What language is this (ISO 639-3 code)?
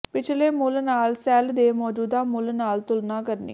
pan